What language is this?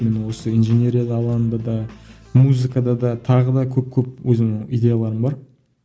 Kazakh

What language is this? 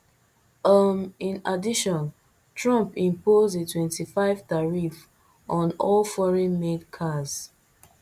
Nigerian Pidgin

